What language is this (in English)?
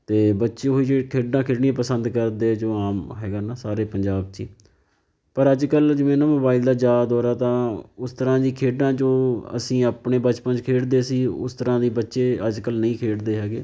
Punjabi